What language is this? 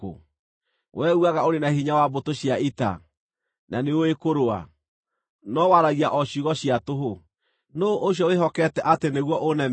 Kikuyu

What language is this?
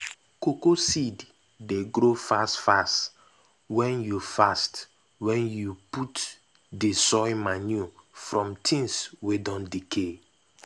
Nigerian Pidgin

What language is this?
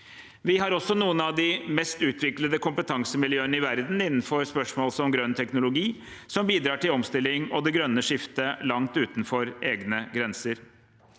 Norwegian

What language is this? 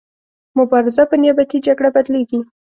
Pashto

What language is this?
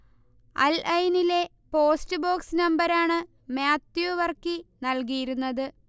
Malayalam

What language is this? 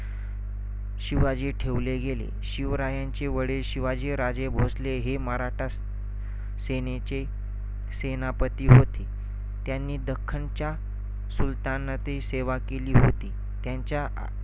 Marathi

